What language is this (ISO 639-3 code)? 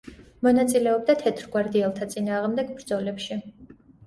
kat